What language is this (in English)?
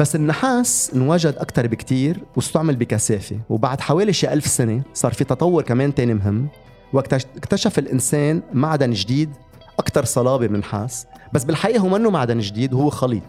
Arabic